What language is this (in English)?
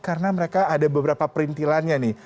Indonesian